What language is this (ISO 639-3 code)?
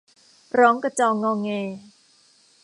tha